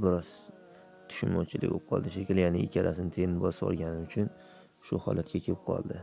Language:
Turkish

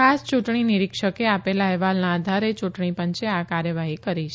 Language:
Gujarati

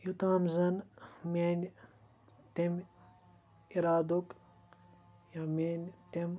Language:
Kashmiri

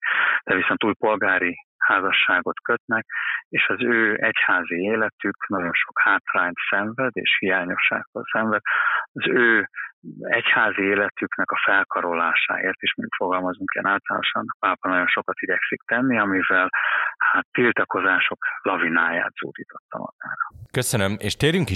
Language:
Hungarian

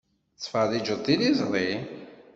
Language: Kabyle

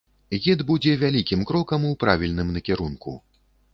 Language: Belarusian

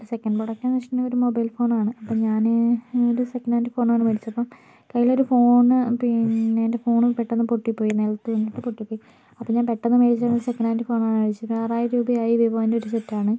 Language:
Malayalam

